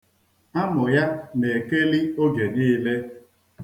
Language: Igbo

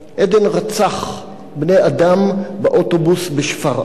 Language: Hebrew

